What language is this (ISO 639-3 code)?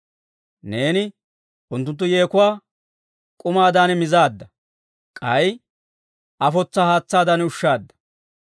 dwr